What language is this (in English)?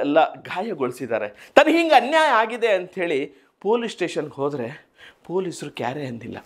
Kannada